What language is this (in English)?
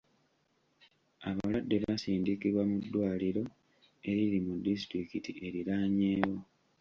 Ganda